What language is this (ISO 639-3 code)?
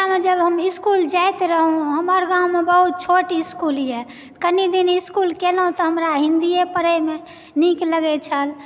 mai